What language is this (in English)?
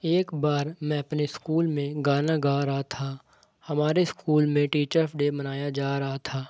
Urdu